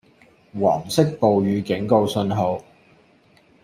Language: Cantonese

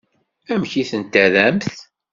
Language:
Kabyle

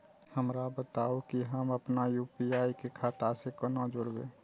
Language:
Maithili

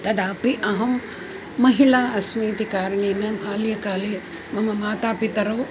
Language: Sanskrit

